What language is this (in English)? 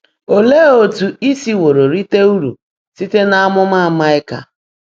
Igbo